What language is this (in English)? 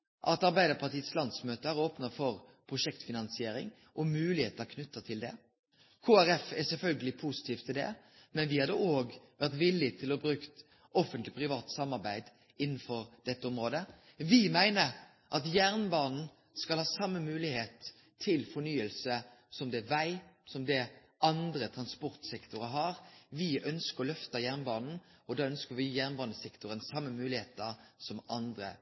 Norwegian Nynorsk